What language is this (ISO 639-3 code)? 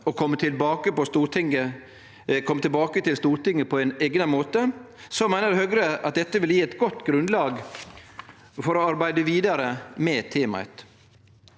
nor